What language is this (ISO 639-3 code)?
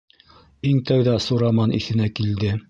bak